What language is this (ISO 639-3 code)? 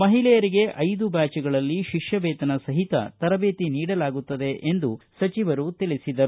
kan